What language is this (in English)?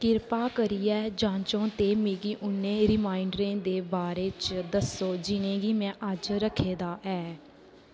Dogri